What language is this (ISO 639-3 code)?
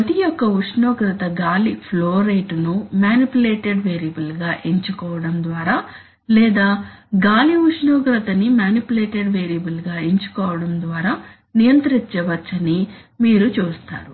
tel